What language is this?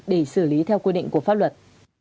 Vietnamese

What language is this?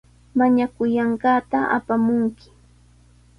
Sihuas Ancash Quechua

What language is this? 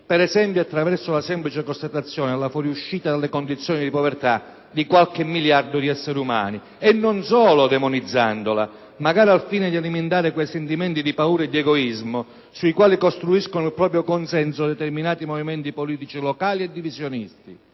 Italian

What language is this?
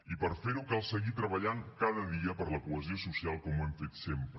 Catalan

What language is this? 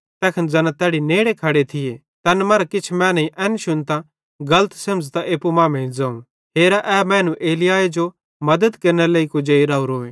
Bhadrawahi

